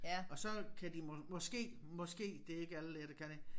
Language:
Danish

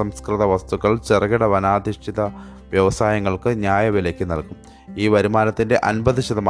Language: Malayalam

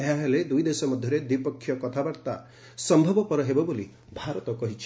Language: Odia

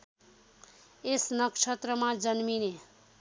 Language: Nepali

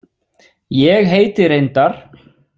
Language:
Icelandic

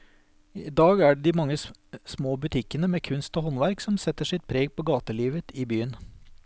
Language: Norwegian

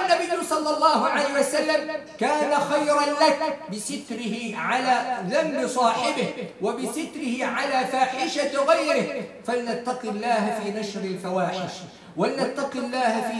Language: Arabic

